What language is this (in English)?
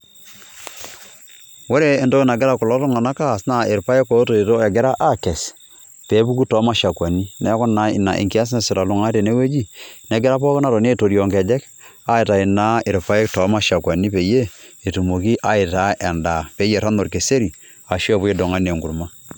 Masai